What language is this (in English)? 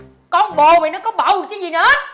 Vietnamese